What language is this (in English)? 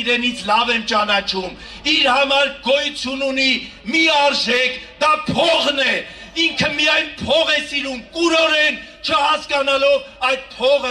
Turkish